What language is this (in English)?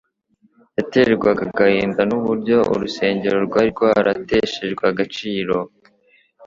Kinyarwanda